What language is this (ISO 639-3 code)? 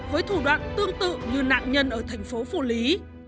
vie